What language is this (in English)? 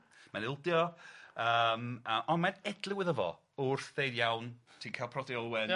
Welsh